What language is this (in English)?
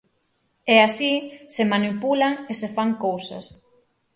Galician